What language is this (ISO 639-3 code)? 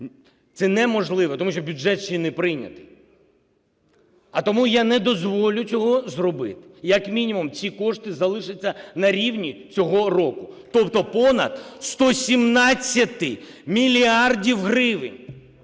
ukr